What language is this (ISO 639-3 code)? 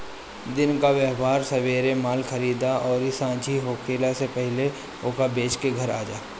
bho